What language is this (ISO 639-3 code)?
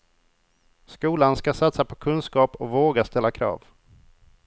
swe